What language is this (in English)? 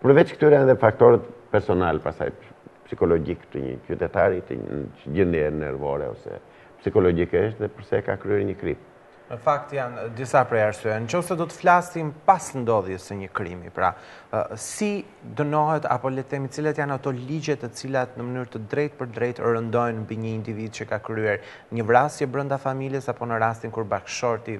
Greek